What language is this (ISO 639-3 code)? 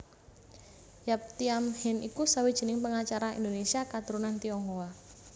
jav